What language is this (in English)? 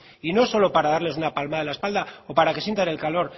Spanish